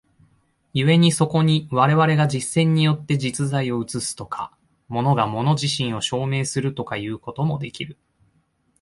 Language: Japanese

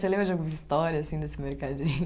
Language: Portuguese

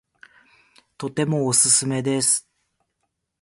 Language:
Japanese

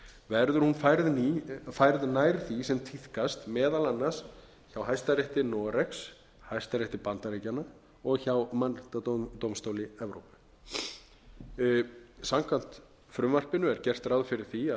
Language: Icelandic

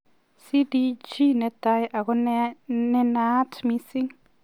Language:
Kalenjin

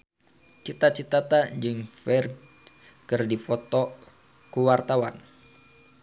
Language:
Sundanese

